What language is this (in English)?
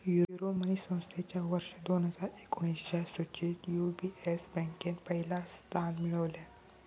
Marathi